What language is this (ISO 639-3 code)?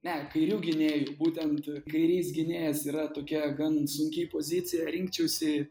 lit